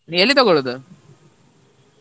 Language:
Kannada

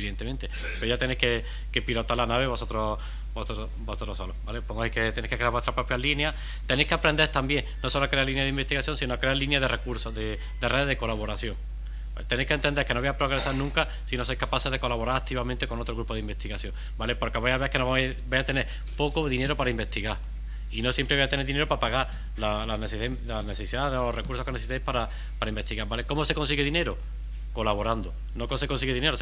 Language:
Spanish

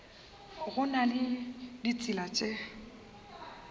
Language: Northern Sotho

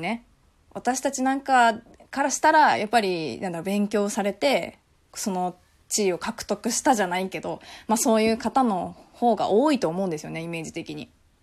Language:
Japanese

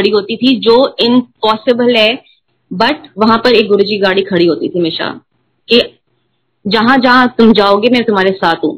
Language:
Hindi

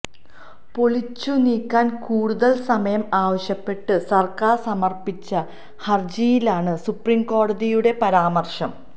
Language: Malayalam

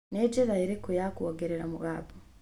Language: Kikuyu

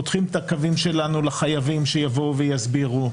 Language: Hebrew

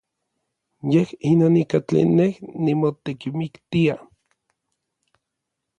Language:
Orizaba Nahuatl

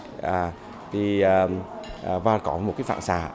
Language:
Vietnamese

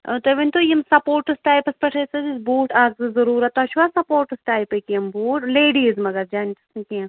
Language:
Kashmiri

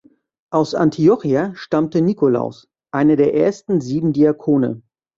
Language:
German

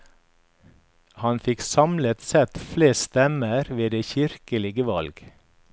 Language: Norwegian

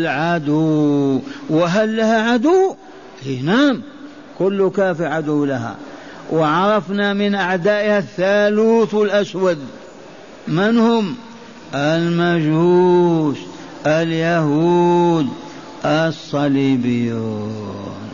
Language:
Arabic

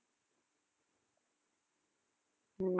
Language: Tamil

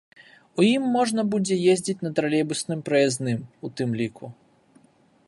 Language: Belarusian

